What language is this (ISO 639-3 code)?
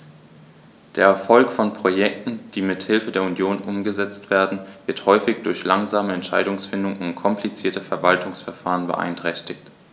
deu